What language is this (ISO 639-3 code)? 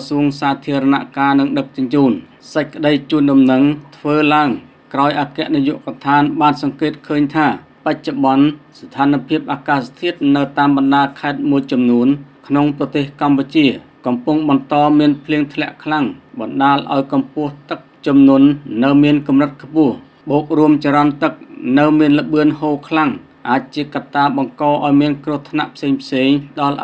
tha